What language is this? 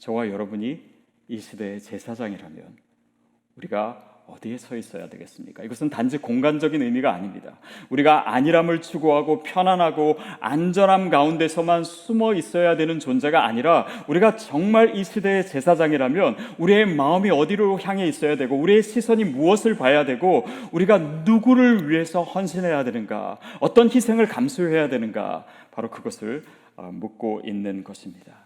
Korean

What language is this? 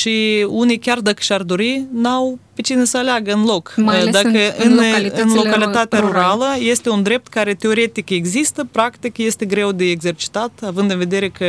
Romanian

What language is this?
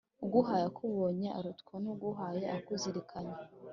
Kinyarwanda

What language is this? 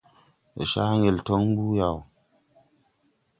Tupuri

